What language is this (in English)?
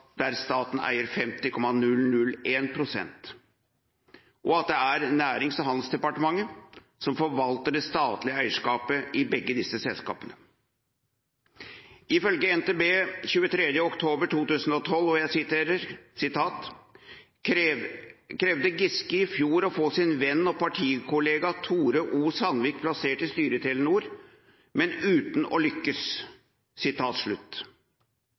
Norwegian Bokmål